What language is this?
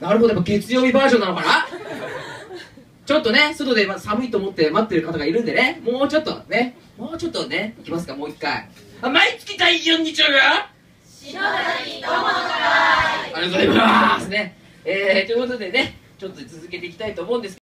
Japanese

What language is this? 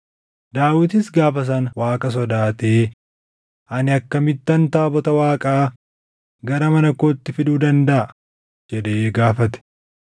Oromo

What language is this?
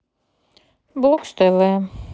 Russian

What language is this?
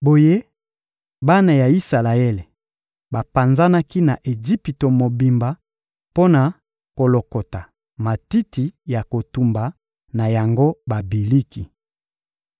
Lingala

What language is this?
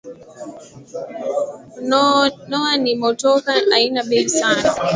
Swahili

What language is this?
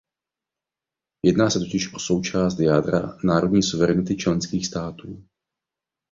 Czech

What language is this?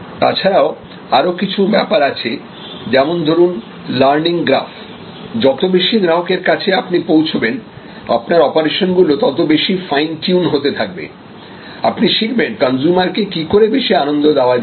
Bangla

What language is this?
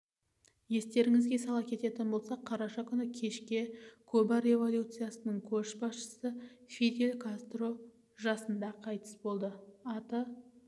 Kazakh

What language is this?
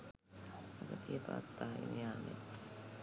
Sinhala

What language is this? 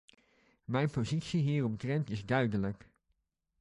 Dutch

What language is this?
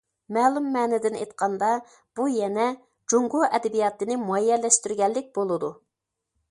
Uyghur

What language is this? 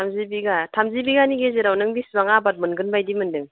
Bodo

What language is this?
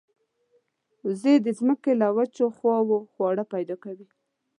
Pashto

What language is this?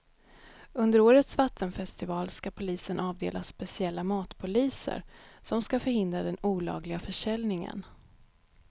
Swedish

